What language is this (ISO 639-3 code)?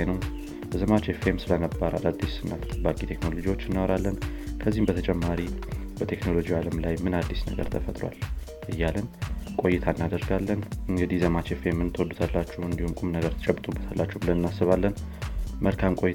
amh